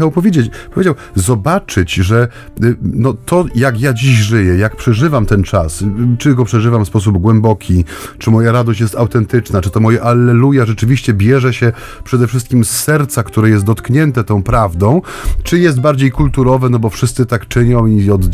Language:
Polish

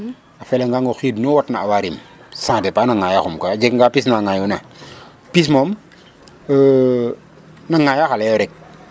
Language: Serer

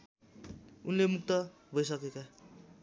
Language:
Nepali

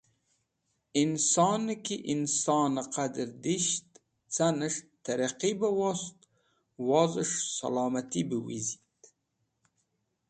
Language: Wakhi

